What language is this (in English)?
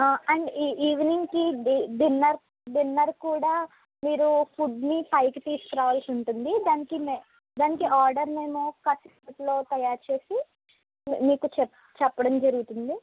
Telugu